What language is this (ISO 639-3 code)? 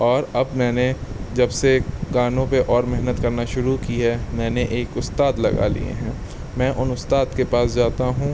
urd